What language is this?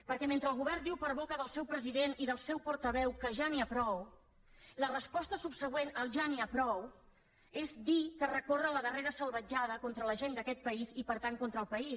Catalan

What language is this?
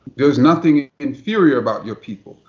English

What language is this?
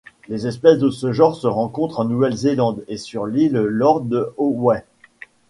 French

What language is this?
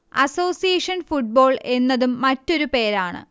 Malayalam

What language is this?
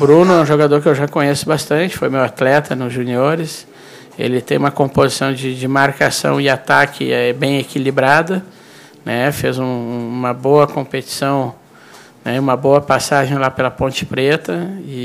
Portuguese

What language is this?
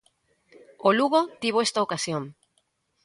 Galician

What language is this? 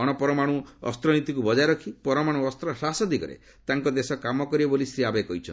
Odia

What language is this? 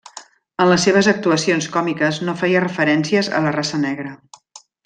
Catalan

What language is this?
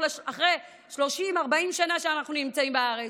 Hebrew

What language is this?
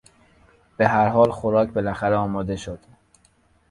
Persian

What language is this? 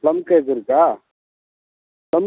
Tamil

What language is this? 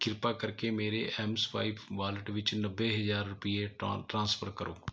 Punjabi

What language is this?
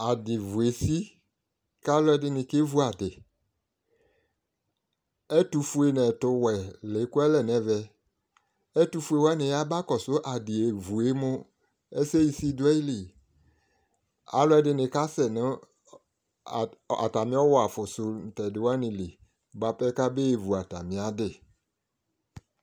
Ikposo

